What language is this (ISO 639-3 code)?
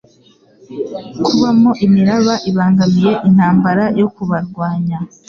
kin